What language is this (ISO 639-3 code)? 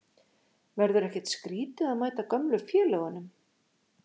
isl